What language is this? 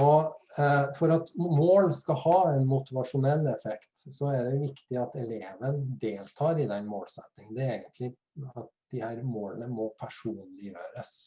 Norwegian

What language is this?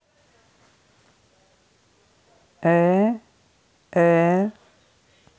Russian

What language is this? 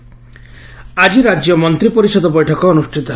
Odia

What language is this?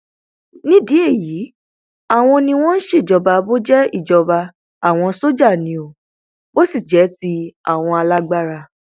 Yoruba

